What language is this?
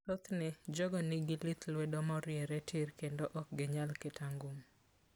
Luo (Kenya and Tanzania)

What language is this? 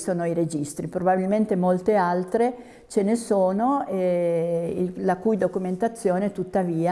Italian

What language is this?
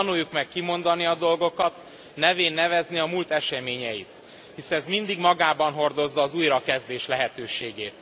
Hungarian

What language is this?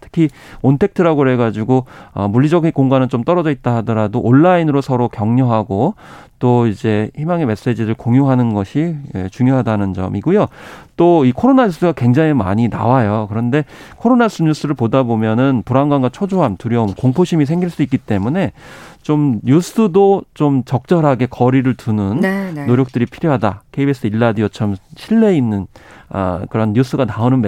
Korean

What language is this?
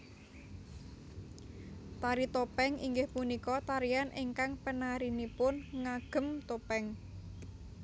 Javanese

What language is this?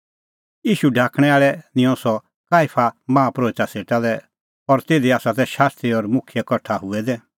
Kullu Pahari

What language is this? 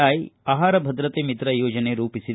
Kannada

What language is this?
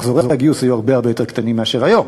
Hebrew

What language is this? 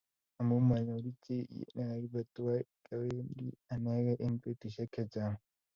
Kalenjin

